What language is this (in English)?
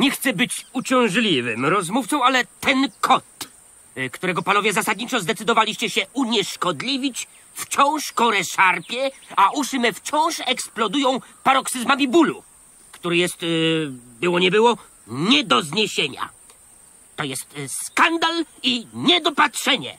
Polish